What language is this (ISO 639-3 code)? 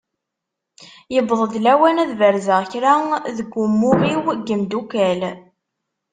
kab